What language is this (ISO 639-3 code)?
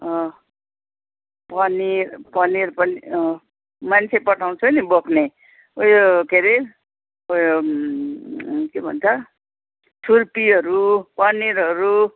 nep